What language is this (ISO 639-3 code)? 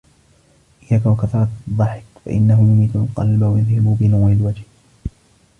ara